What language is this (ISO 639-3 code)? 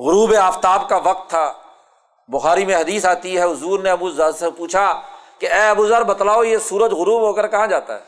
urd